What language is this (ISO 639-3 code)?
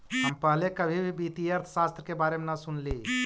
mag